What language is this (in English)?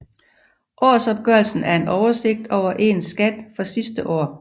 Danish